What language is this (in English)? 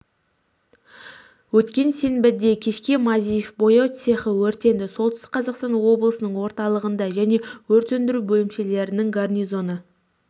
Kazakh